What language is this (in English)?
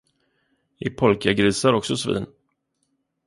Swedish